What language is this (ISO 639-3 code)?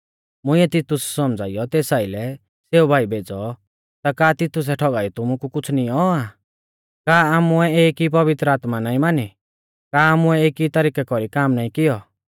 bfz